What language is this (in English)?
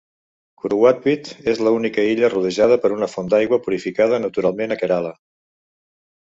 Catalan